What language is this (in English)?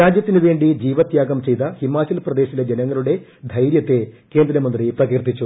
Malayalam